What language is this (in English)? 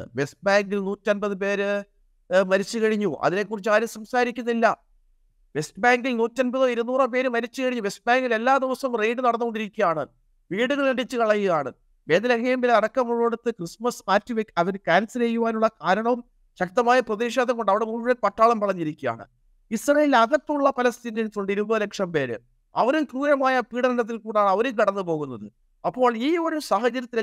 Malayalam